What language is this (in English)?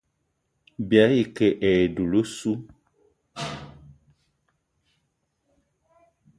Eton (Cameroon)